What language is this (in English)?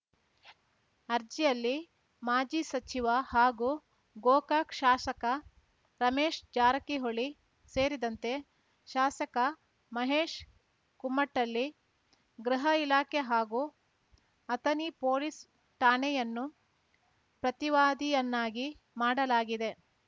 Kannada